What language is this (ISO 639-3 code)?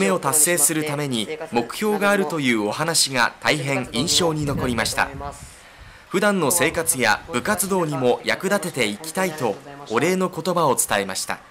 jpn